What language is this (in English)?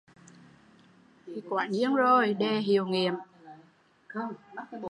Vietnamese